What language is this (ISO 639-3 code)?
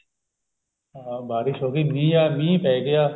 pan